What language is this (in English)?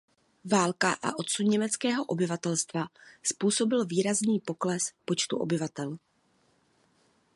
Czech